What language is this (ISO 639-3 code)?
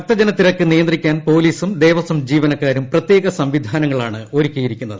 mal